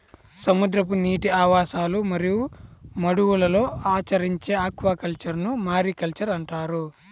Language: Telugu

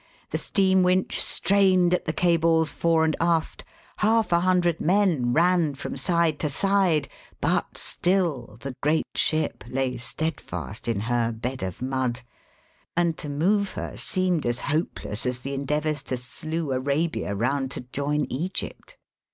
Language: English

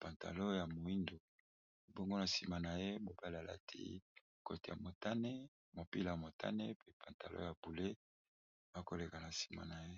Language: Lingala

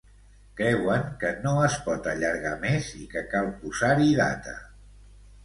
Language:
Catalan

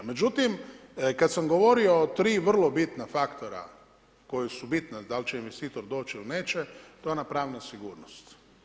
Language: Croatian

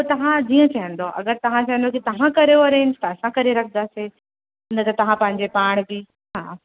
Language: Sindhi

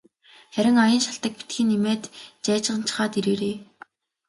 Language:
Mongolian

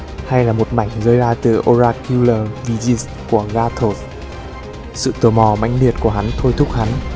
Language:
Vietnamese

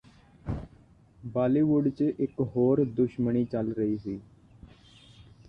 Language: Punjabi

